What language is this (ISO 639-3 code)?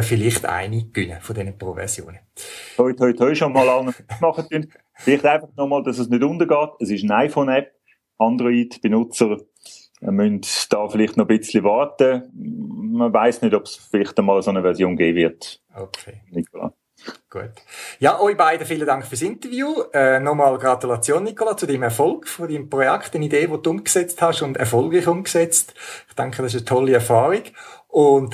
deu